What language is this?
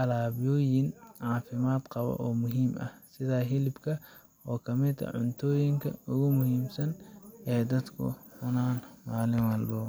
Somali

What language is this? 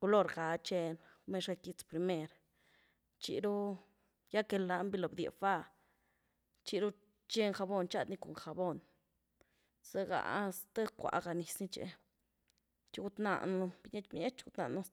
Güilá Zapotec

